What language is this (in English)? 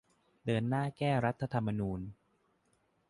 Thai